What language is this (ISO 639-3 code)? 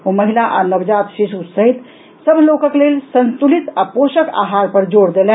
mai